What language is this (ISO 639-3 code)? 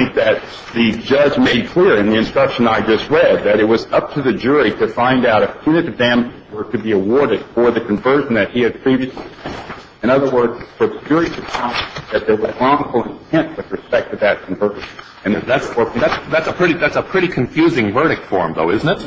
eng